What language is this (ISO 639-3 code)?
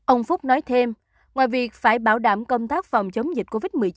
vie